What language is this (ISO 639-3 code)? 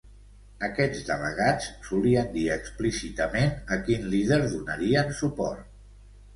cat